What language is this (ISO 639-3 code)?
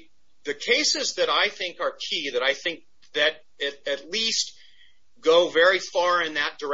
eng